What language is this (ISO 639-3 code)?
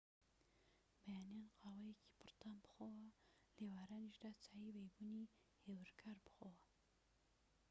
ckb